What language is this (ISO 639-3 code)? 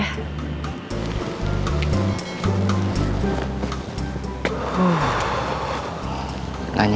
ind